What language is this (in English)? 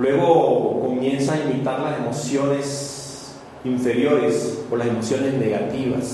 Spanish